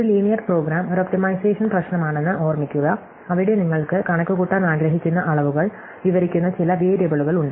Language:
Malayalam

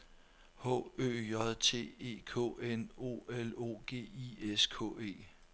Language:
Danish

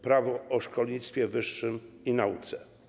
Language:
Polish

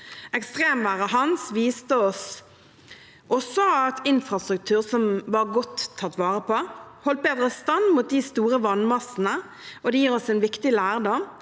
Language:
Norwegian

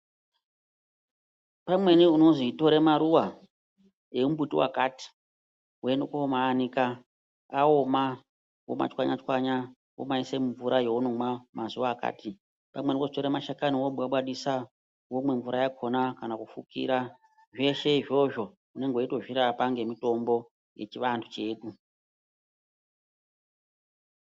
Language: Ndau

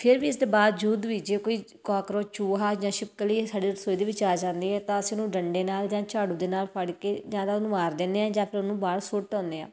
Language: Punjabi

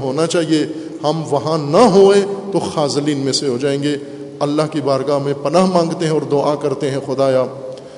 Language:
Urdu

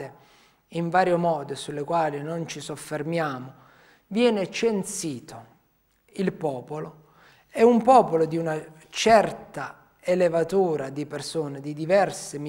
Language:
Italian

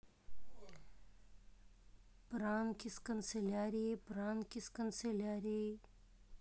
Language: Russian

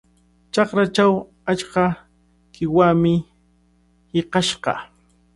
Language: Cajatambo North Lima Quechua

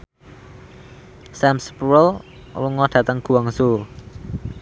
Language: Javanese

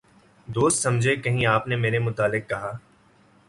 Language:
Urdu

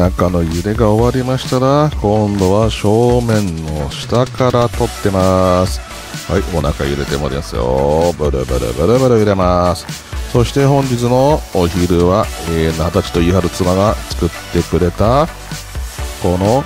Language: Japanese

